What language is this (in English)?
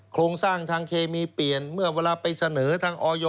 Thai